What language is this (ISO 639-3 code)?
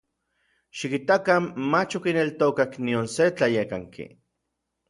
nlv